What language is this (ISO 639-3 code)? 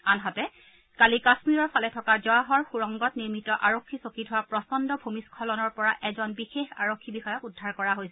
asm